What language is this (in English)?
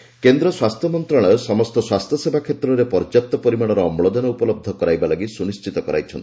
Odia